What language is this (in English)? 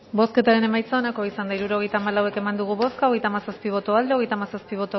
Basque